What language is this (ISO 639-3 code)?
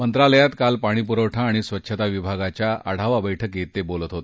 mar